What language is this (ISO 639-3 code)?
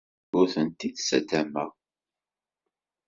kab